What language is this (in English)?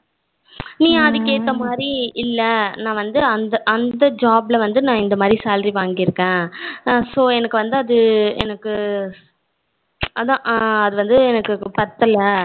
Tamil